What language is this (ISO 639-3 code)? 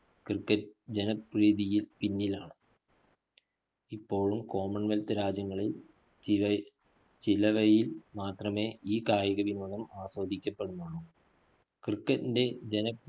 mal